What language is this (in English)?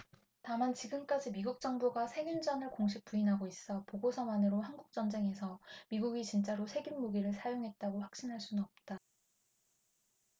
Korean